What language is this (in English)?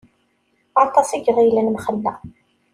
Kabyle